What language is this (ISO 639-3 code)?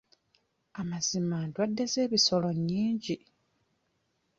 lug